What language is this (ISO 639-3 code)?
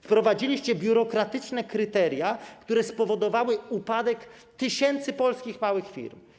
pol